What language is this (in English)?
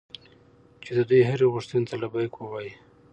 Pashto